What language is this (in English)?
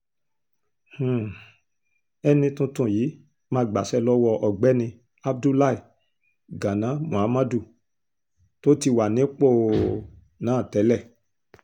Yoruba